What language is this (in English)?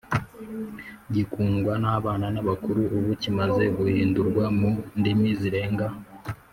Kinyarwanda